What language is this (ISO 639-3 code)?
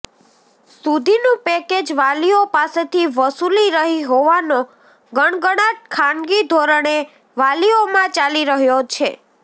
guj